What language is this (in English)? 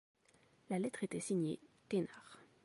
French